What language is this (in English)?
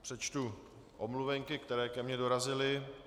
Czech